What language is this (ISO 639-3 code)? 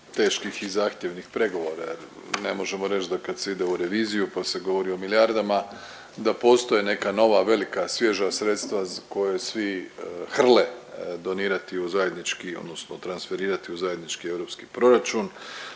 hrv